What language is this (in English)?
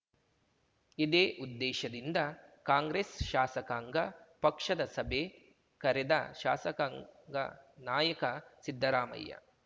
Kannada